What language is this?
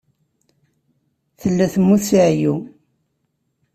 Kabyle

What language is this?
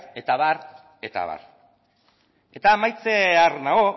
Basque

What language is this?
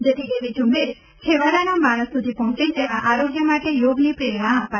Gujarati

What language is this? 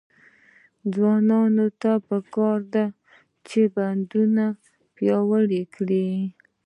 Pashto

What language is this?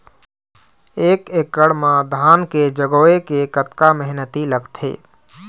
Chhattisgarhi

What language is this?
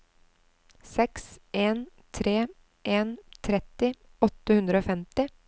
Norwegian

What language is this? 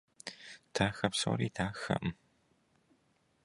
Kabardian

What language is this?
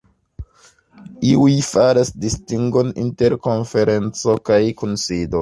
Esperanto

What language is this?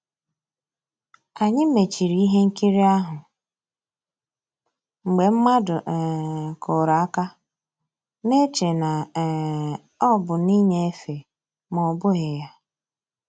Igbo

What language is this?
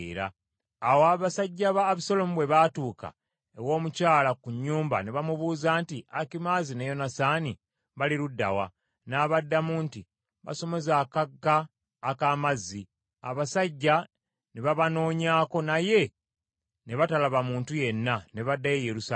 Ganda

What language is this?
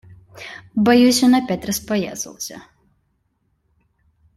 Russian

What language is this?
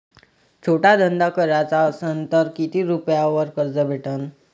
Marathi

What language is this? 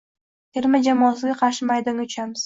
Uzbek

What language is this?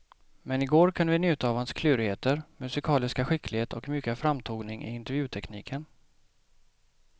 Swedish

